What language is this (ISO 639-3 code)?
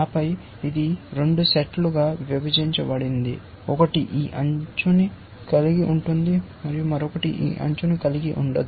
tel